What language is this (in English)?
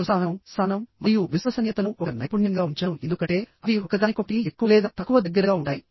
Telugu